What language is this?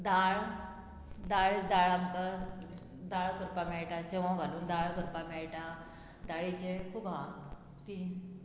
Konkani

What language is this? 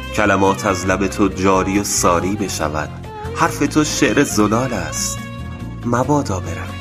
Persian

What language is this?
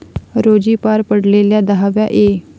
Marathi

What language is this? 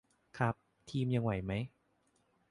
Thai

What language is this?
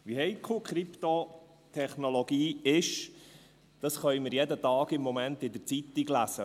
Swiss German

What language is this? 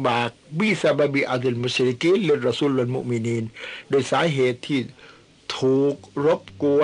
Thai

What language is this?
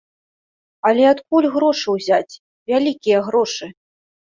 Belarusian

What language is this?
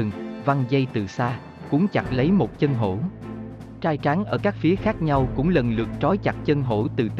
Vietnamese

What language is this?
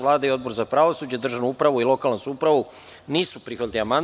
Serbian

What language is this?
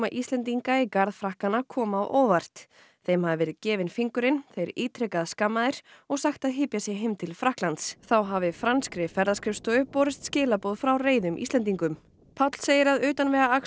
Icelandic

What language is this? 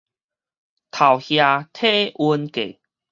Min Nan Chinese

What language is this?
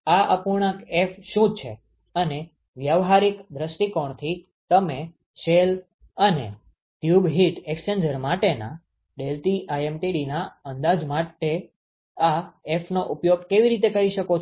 Gujarati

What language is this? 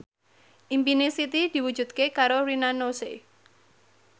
Javanese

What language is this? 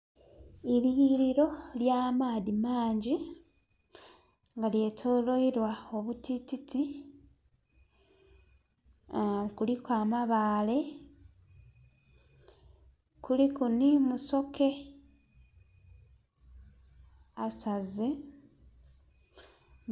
Soga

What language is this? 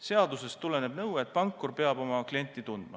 Estonian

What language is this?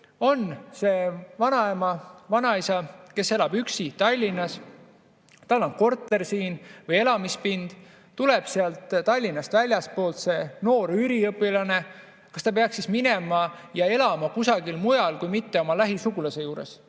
Estonian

